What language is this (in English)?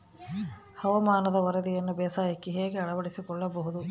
Kannada